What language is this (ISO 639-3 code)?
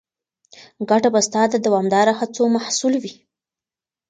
pus